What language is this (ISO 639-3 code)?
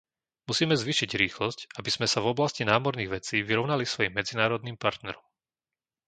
slk